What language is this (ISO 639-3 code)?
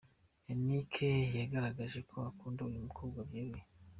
kin